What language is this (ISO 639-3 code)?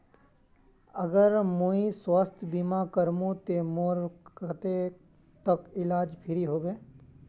mag